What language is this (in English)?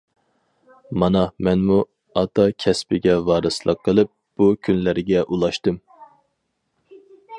Uyghur